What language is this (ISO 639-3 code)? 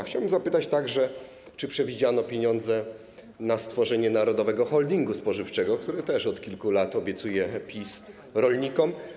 pol